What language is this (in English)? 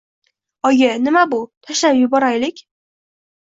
Uzbek